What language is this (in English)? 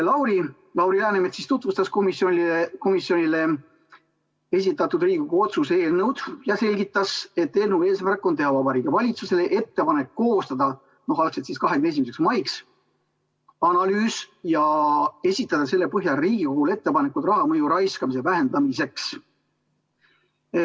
Estonian